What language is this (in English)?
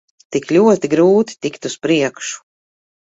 Latvian